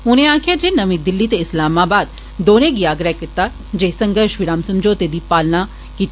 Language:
Dogri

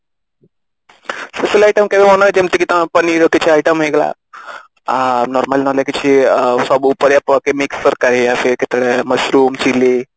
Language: Odia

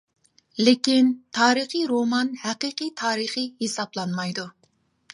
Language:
Uyghur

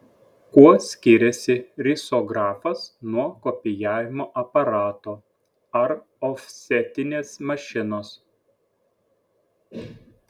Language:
Lithuanian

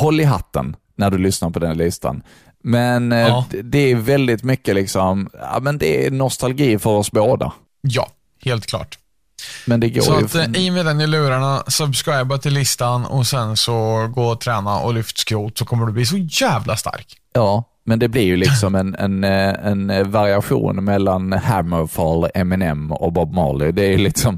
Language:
Swedish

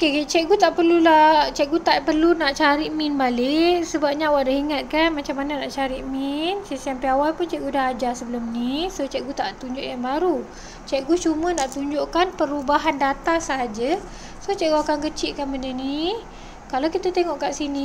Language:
Malay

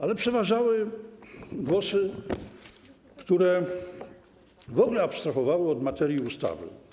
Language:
Polish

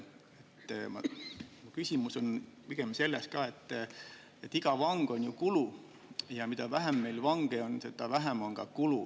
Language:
Estonian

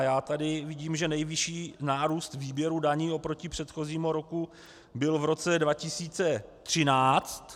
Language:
Czech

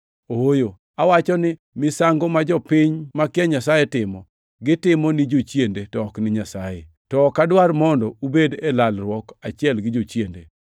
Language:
Luo (Kenya and Tanzania)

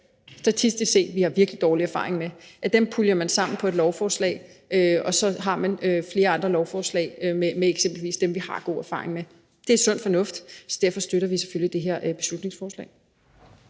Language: Danish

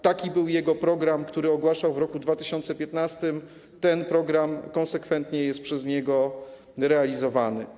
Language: Polish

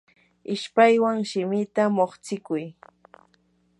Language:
Yanahuanca Pasco Quechua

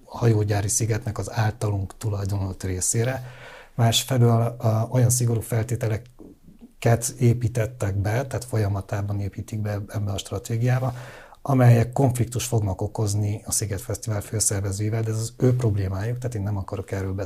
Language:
Hungarian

